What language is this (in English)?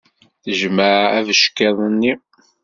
Kabyle